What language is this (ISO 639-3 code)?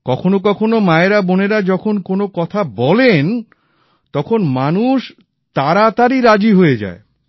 ben